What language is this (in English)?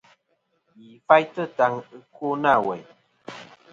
Kom